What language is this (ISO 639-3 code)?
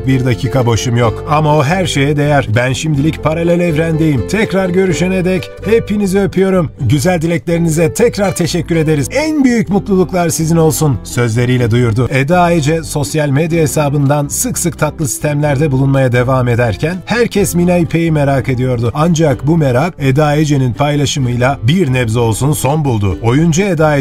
tur